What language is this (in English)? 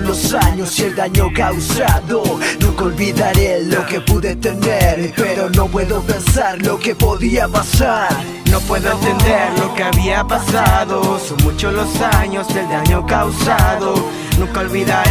Spanish